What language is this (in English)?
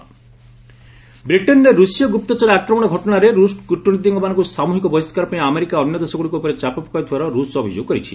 Odia